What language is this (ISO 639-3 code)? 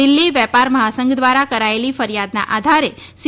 guj